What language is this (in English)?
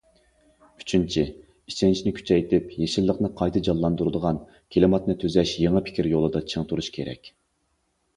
Uyghur